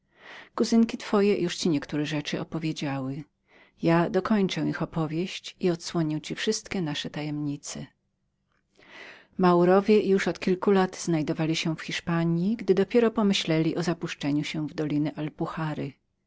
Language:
Polish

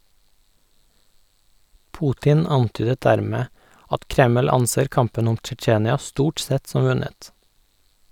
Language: Norwegian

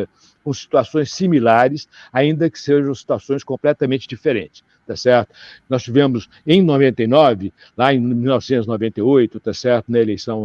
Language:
Portuguese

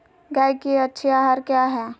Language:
Magahi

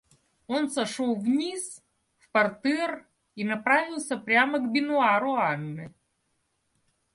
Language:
Russian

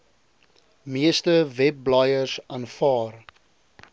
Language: Afrikaans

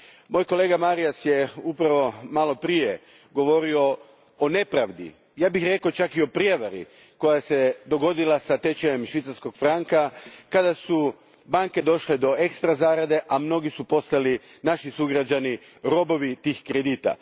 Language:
Croatian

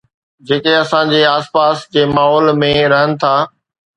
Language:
Sindhi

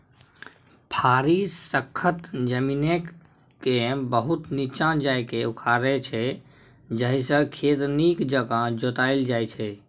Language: Maithili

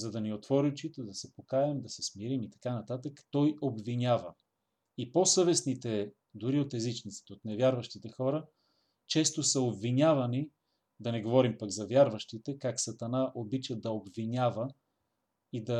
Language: Bulgarian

